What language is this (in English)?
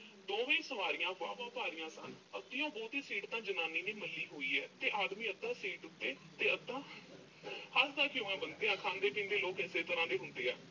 Punjabi